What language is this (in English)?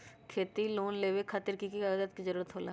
Magahi